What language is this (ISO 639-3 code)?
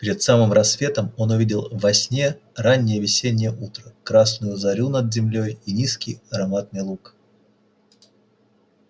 rus